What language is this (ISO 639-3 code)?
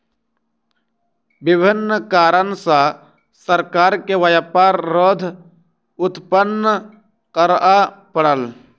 mai